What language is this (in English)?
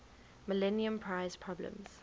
English